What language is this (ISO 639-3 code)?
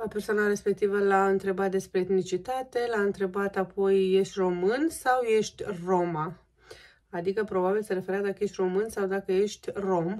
ron